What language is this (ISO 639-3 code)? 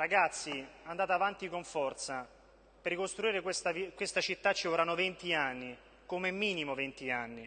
ita